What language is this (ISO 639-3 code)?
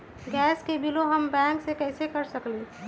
mag